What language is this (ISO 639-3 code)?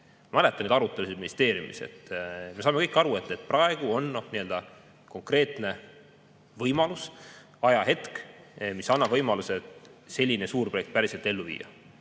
est